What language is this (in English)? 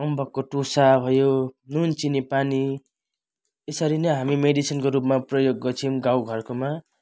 Nepali